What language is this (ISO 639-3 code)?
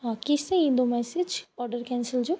snd